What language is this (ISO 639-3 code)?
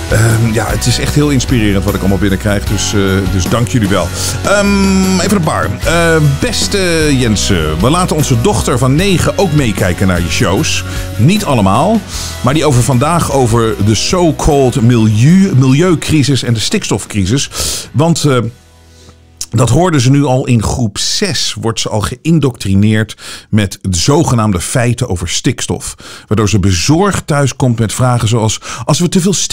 nld